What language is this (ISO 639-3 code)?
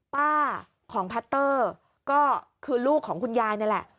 tha